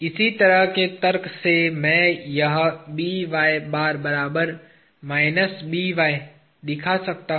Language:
Hindi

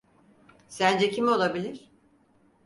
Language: Turkish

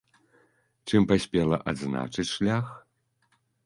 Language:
Belarusian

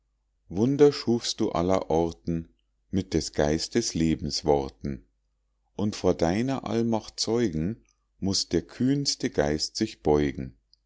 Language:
German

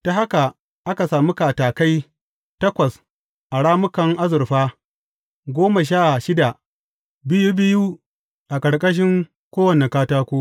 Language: Hausa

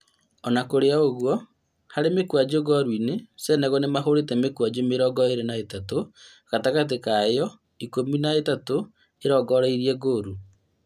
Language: Kikuyu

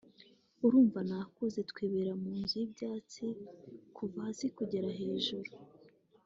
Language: Kinyarwanda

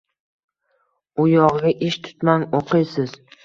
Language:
Uzbek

